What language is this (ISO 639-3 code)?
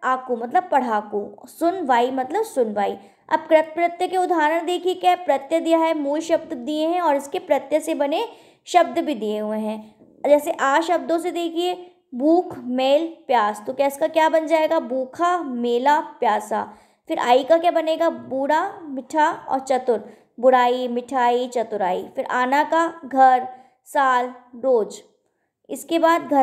hin